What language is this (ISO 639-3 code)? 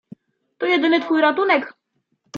pol